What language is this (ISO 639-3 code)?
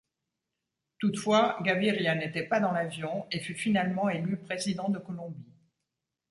fra